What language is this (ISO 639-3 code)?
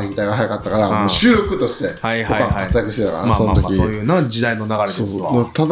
jpn